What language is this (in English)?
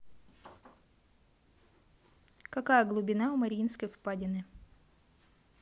Russian